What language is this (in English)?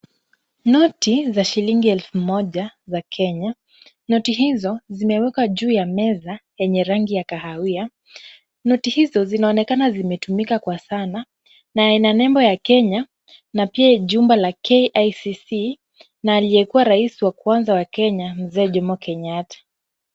Swahili